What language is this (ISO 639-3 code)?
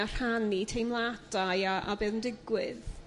cym